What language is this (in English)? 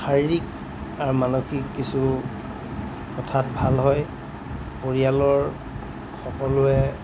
Assamese